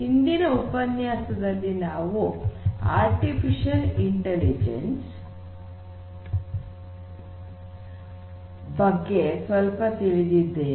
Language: Kannada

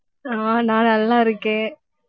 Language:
Tamil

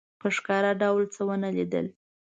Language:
Pashto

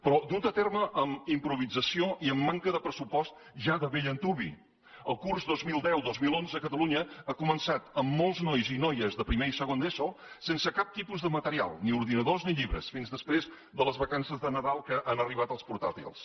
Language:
Catalan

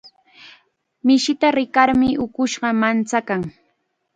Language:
Chiquián Ancash Quechua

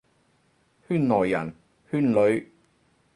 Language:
Cantonese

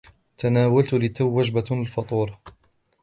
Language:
Arabic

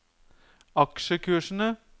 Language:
Norwegian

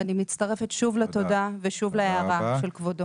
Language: Hebrew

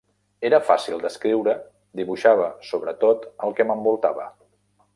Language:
Catalan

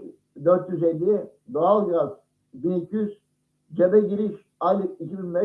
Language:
Turkish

